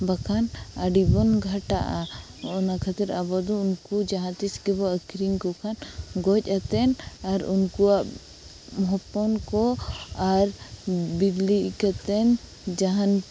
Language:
Santali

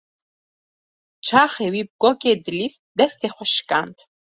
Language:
Kurdish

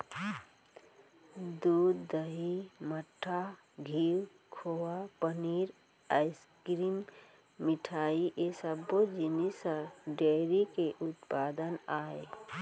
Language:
Chhattisgarhi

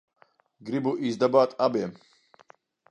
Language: Latvian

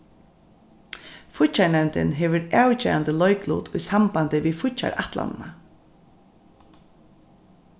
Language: Faroese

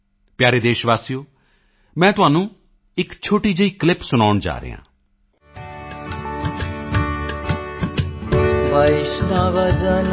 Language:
Punjabi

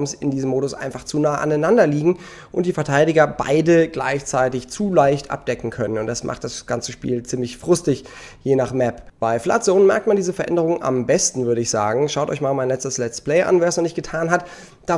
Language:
German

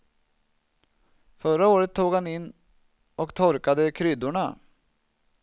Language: Swedish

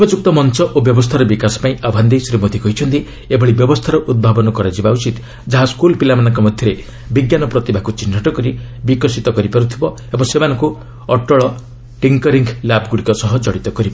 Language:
Odia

